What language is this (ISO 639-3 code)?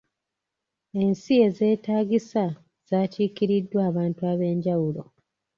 lug